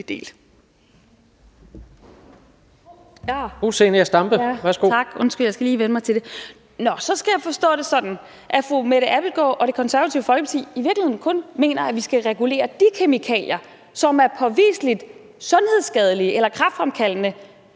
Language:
Danish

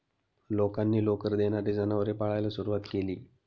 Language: Marathi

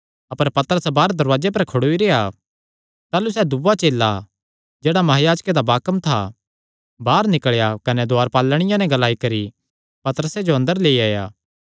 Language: Kangri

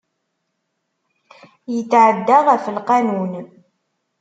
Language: Kabyle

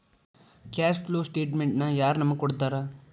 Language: Kannada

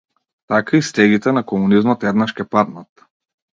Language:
Macedonian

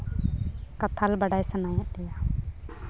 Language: Santali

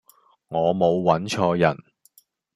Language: Cantonese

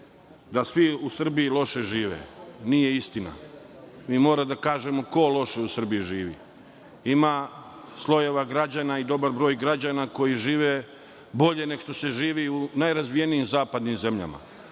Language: Serbian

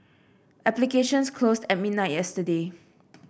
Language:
English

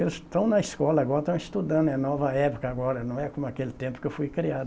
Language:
Portuguese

